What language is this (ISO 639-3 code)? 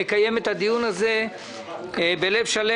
heb